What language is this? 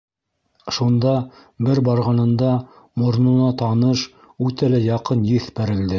Bashkir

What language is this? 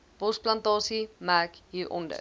Afrikaans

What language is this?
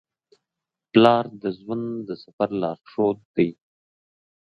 Pashto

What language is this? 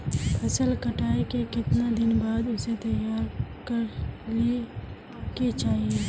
Magahi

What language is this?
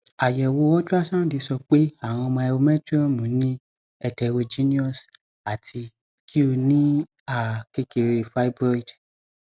Yoruba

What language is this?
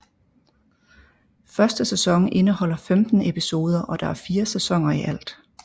Danish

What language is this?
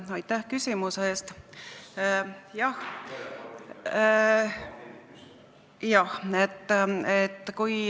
Estonian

